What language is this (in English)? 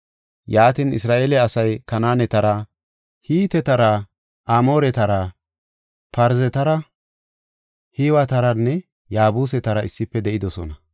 Gofa